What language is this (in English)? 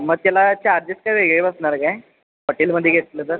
Marathi